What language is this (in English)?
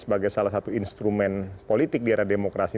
Indonesian